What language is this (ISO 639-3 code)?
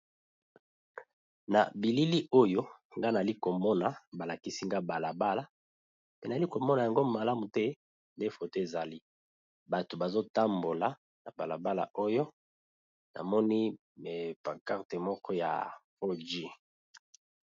lin